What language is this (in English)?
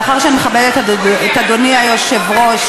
Hebrew